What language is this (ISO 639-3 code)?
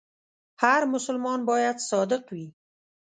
pus